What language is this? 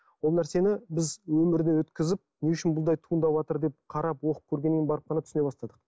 Kazakh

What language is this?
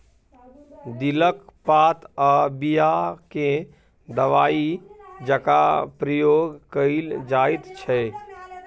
Maithili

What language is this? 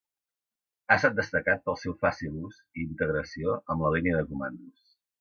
Catalan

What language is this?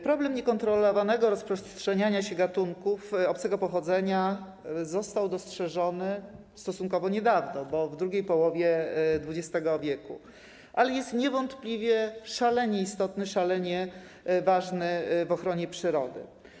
Polish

